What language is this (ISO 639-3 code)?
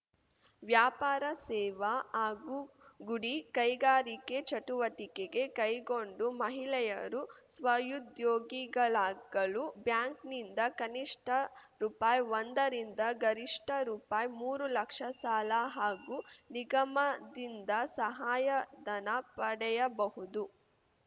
kan